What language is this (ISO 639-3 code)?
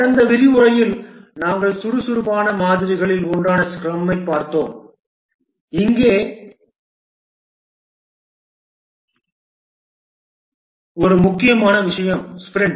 tam